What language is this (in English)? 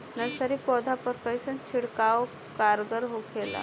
Bhojpuri